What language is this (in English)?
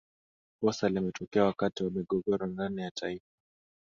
Swahili